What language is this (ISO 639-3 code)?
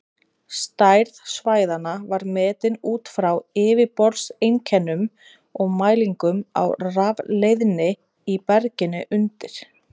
isl